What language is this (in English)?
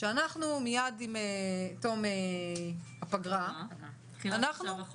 Hebrew